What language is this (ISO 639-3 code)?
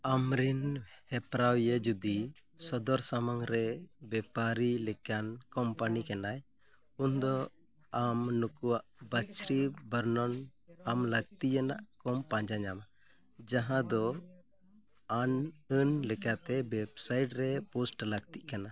sat